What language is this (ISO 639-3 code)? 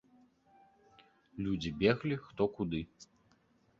bel